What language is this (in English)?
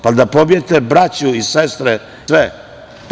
Serbian